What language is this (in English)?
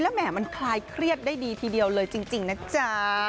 Thai